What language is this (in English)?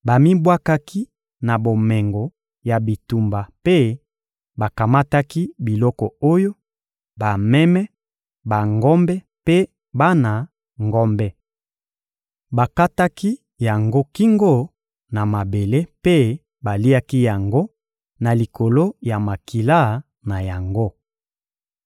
Lingala